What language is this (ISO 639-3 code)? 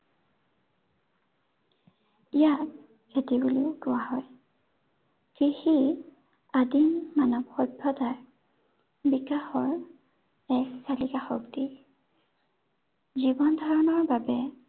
asm